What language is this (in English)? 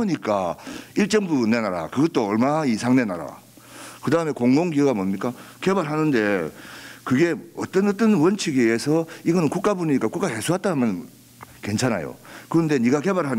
Korean